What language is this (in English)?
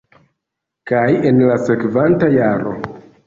Esperanto